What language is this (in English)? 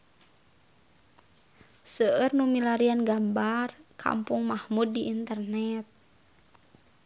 Sundanese